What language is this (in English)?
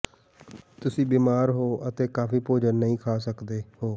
Punjabi